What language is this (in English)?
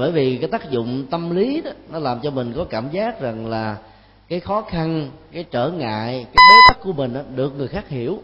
Vietnamese